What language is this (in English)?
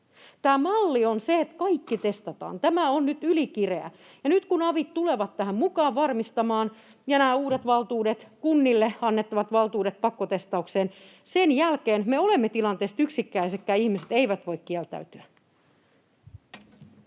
Finnish